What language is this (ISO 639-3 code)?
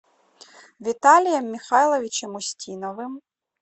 rus